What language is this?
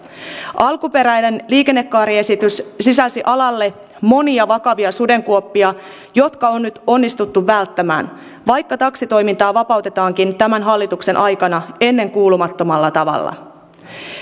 Finnish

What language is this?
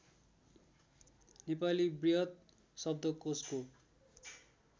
Nepali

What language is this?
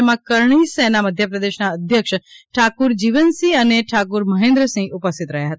Gujarati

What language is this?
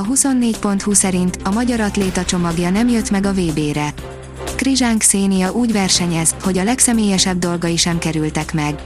Hungarian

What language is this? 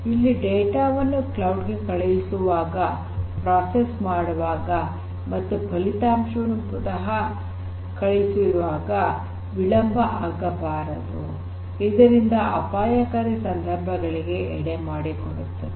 Kannada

